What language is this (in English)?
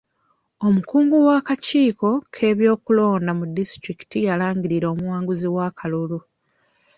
Ganda